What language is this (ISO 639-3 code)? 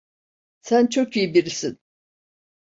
tur